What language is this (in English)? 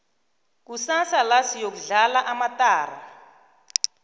South Ndebele